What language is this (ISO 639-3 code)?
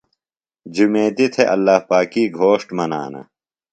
phl